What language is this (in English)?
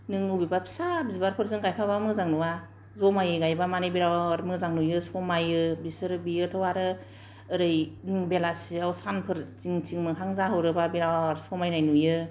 Bodo